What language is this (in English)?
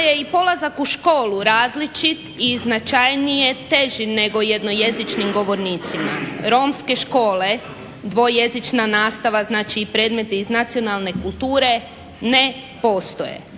Croatian